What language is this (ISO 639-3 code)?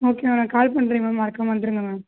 tam